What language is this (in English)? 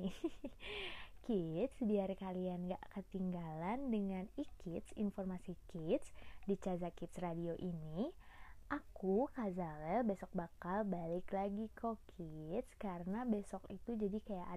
Indonesian